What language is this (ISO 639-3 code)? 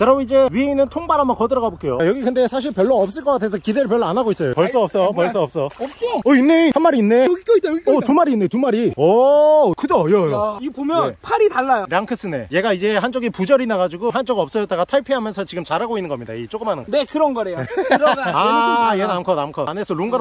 kor